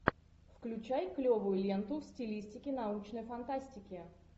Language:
Russian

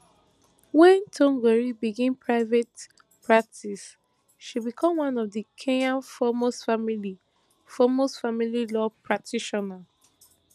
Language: Nigerian Pidgin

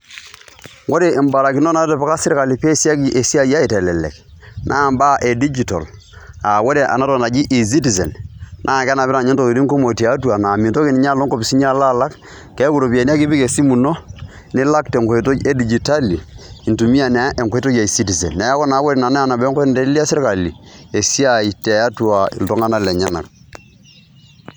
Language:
Masai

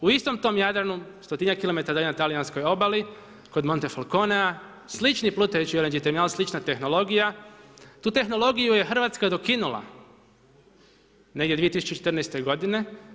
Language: Croatian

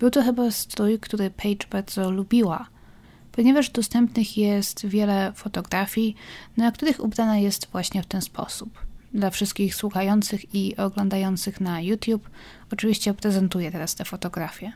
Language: Polish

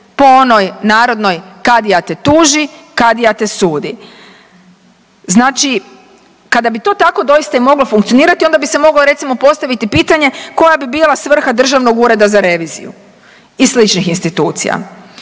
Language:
Croatian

